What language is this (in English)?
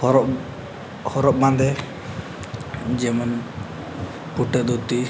Santali